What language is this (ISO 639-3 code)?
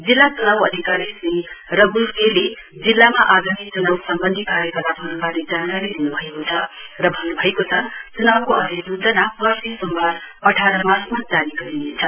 nep